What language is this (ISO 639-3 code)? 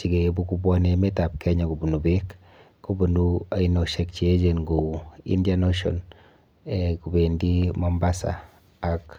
kln